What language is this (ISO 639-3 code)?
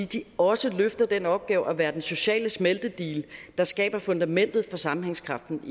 dan